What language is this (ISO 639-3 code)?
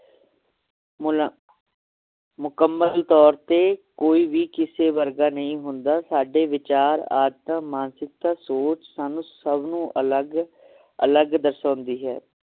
pan